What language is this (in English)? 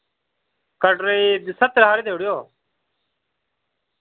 Dogri